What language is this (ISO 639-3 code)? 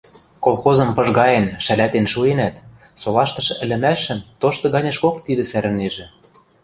mrj